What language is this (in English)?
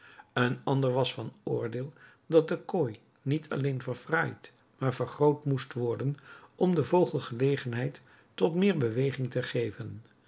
Dutch